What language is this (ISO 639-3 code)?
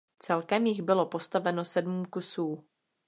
ces